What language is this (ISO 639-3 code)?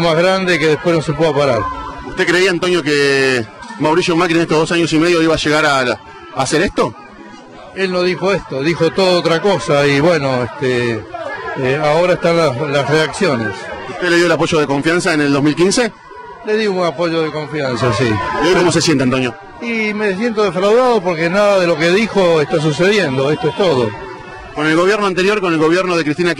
spa